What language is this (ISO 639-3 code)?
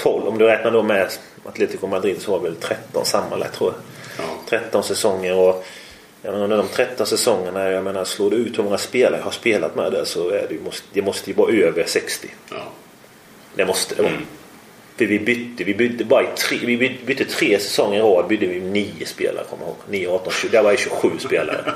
swe